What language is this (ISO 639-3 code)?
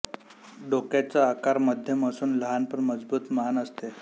mar